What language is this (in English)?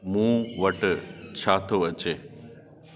Sindhi